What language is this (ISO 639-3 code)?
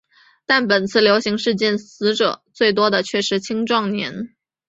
zho